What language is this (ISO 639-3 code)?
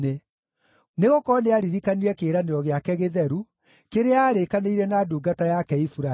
kik